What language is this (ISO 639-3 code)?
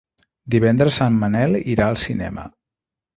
cat